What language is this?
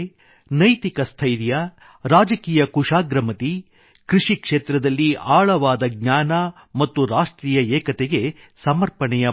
Kannada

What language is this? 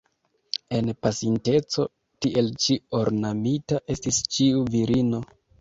Esperanto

